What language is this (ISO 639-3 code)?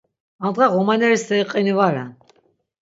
lzz